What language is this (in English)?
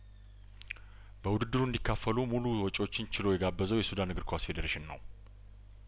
Amharic